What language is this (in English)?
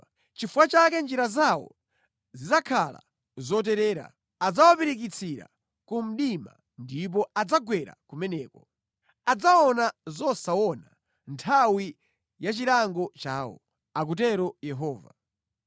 Nyanja